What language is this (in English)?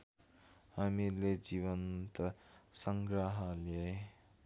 Nepali